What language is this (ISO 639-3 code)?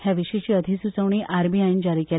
kok